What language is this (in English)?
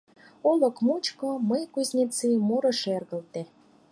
Mari